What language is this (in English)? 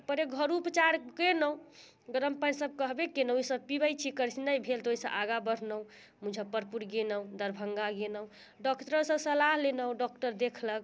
Maithili